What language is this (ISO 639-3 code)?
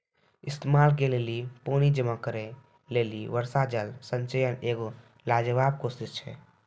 mai